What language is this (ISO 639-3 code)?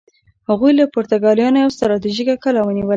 pus